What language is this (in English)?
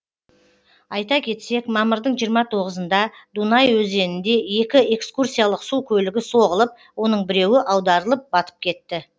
Kazakh